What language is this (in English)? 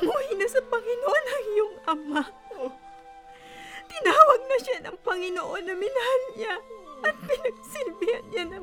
Filipino